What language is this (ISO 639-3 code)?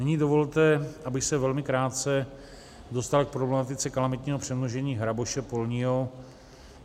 ces